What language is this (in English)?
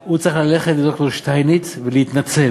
Hebrew